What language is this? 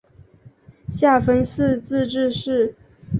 Chinese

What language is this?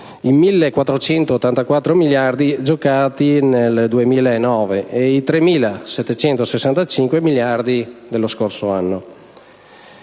Italian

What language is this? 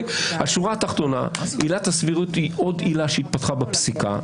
Hebrew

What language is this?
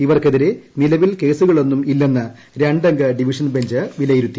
Malayalam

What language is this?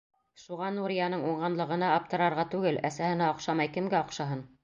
Bashkir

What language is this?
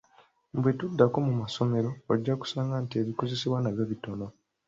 Ganda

